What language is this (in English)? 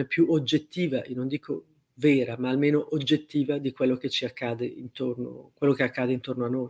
Italian